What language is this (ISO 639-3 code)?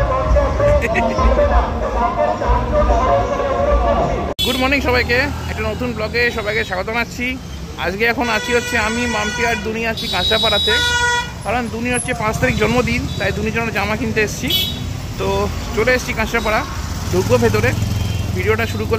eng